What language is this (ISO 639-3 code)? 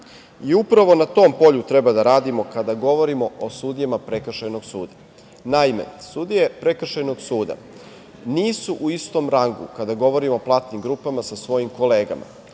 srp